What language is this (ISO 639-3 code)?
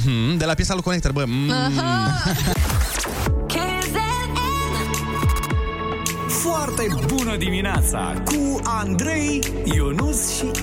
ron